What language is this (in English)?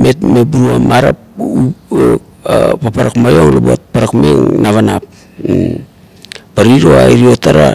Kuot